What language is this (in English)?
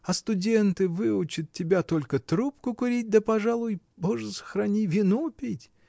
Russian